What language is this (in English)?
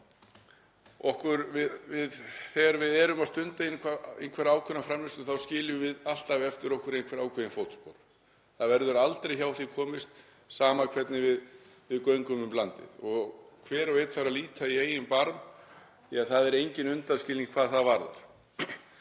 Icelandic